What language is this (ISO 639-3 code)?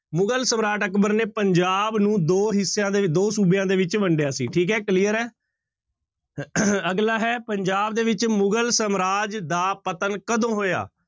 pan